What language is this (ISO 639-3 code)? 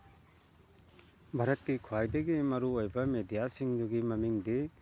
mni